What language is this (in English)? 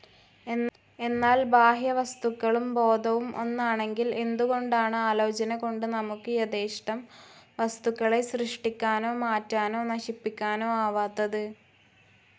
Malayalam